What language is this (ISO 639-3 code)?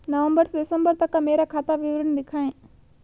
hin